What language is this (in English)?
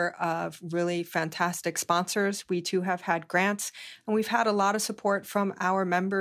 English